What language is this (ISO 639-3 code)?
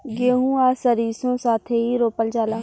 bho